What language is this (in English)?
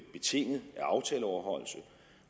Danish